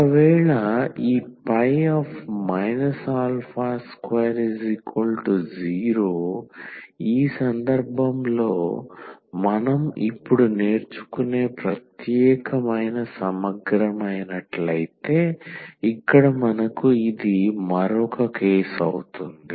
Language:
Telugu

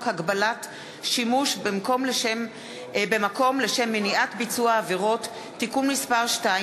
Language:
Hebrew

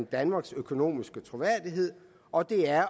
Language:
Danish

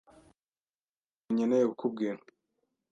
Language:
Kinyarwanda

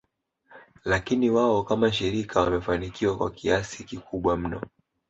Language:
Swahili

